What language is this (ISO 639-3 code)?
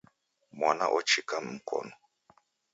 dav